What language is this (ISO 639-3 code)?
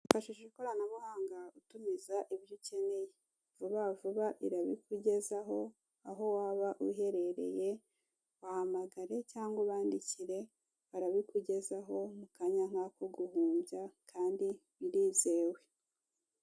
kin